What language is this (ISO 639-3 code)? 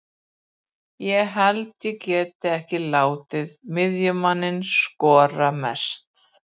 isl